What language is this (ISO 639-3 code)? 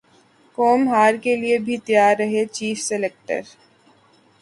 urd